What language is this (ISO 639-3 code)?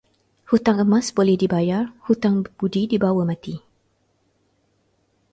msa